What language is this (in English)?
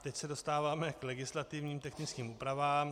Czech